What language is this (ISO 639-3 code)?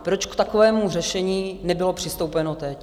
ces